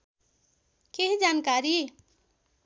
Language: Nepali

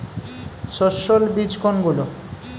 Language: Bangla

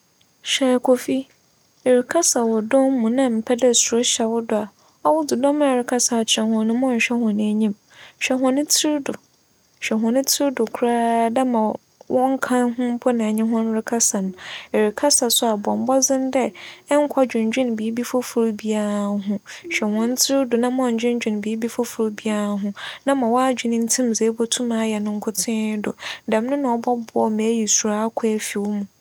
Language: Akan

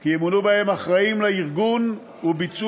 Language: Hebrew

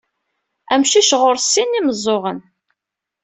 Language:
Kabyle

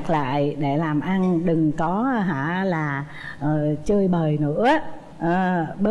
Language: Vietnamese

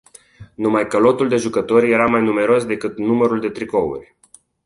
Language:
Romanian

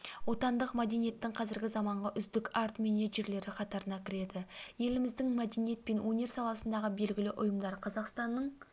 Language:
Kazakh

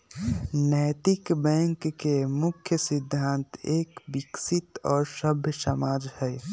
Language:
Magahi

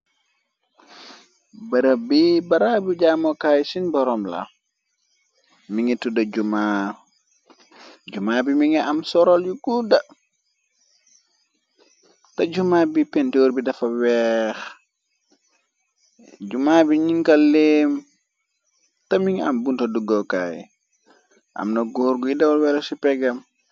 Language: Wolof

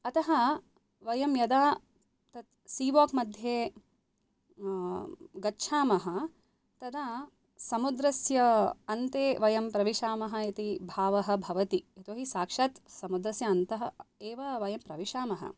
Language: Sanskrit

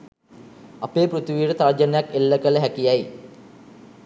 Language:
Sinhala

